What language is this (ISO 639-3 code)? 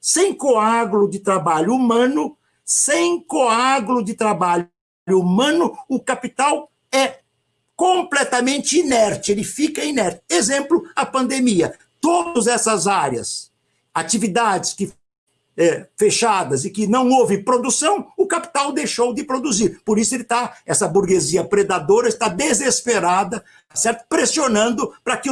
por